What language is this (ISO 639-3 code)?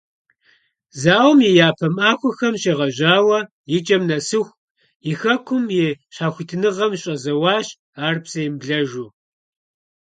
kbd